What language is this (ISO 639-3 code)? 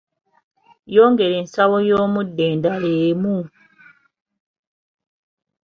lug